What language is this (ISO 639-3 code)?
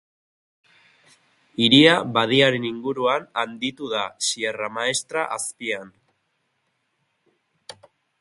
eus